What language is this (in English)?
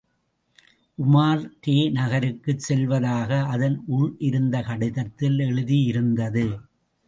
Tamil